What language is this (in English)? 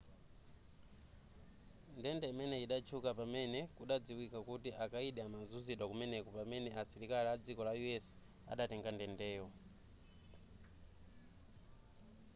Nyanja